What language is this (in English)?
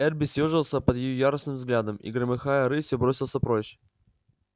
Russian